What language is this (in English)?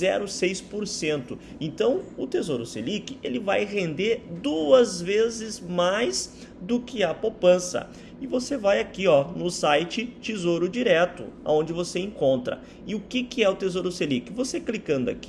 Portuguese